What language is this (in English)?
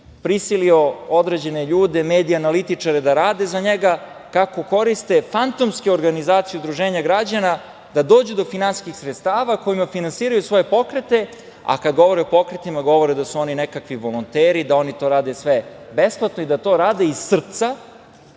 Serbian